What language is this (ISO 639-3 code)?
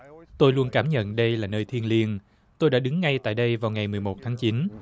vie